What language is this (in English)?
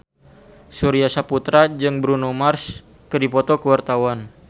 Sundanese